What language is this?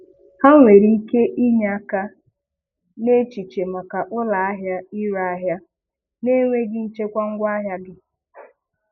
Igbo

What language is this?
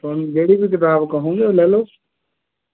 Punjabi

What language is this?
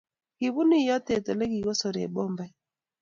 Kalenjin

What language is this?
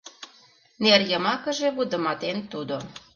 Mari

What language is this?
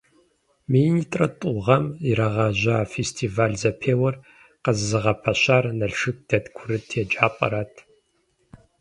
Kabardian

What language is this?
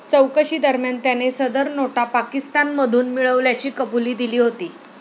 Marathi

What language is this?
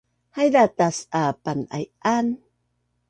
Bunun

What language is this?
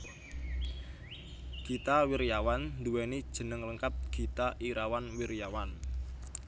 Javanese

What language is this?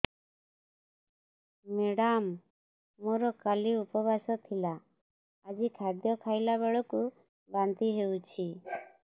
Odia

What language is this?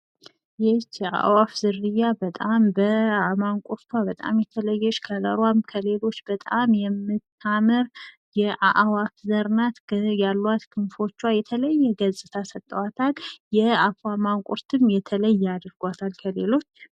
Amharic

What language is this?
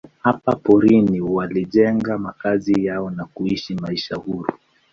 Swahili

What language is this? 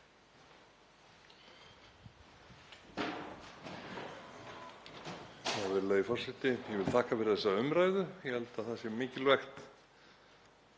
Icelandic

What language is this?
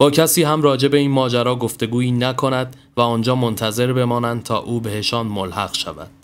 Persian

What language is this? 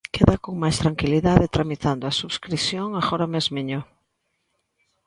Galician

